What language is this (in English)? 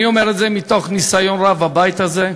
Hebrew